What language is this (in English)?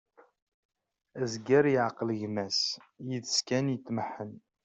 Kabyle